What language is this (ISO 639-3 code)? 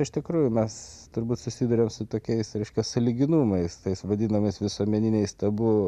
lit